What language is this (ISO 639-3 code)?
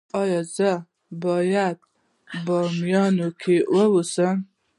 pus